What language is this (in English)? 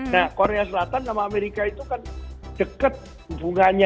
Indonesian